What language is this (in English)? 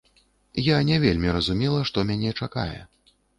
Belarusian